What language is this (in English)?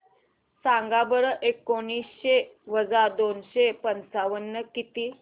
Marathi